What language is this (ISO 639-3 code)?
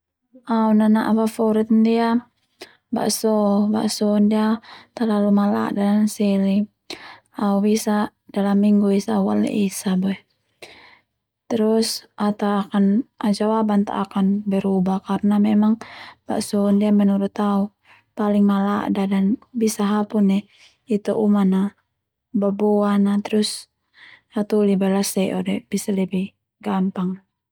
twu